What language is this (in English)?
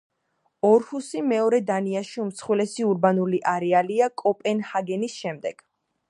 Georgian